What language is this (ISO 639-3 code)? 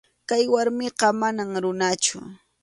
qxu